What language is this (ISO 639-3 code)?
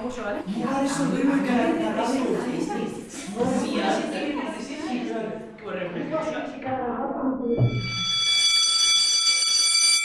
spa